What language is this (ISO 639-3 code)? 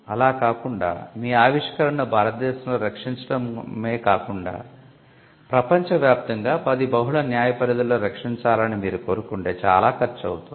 tel